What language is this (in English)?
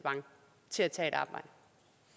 Danish